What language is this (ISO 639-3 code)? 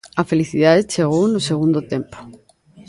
glg